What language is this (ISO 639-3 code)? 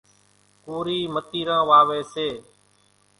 gjk